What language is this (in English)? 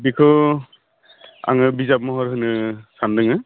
Bodo